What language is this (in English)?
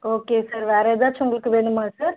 Tamil